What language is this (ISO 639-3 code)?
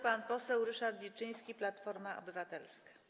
pol